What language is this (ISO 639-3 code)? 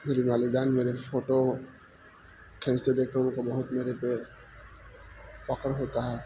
urd